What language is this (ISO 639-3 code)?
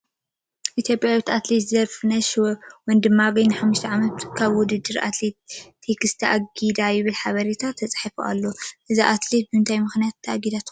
tir